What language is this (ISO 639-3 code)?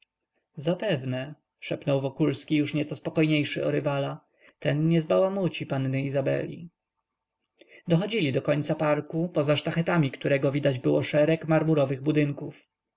pol